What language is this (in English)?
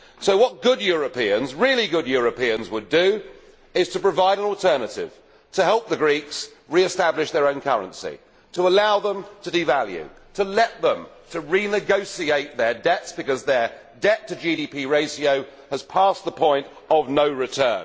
English